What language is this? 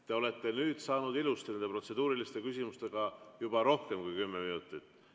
Estonian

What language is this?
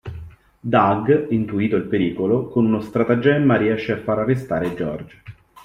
Italian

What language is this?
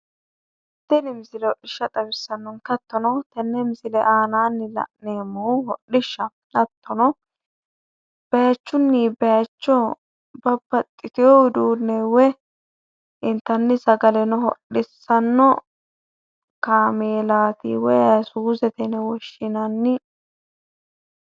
Sidamo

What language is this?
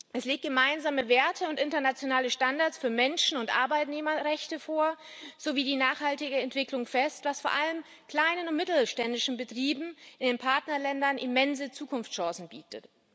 German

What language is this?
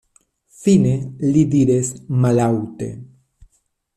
Esperanto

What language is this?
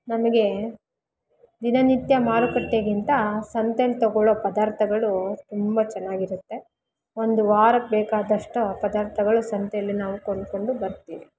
Kannada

